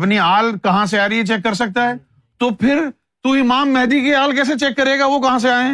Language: Urdu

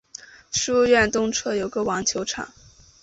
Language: Chinese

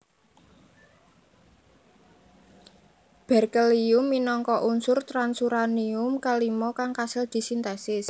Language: Javanese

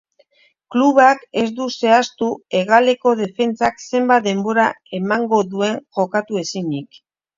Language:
Basque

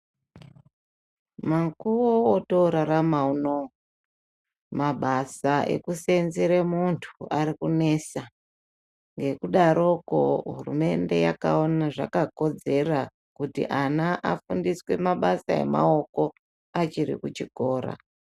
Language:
Ndau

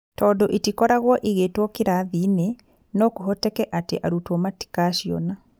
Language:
Kikuyu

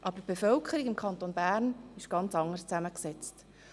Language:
Swiss German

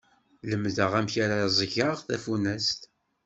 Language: Kabyle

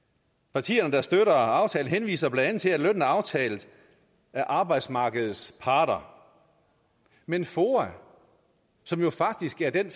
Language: Danish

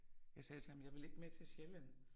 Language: Danish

